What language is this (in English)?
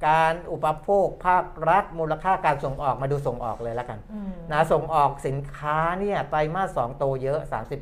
Thai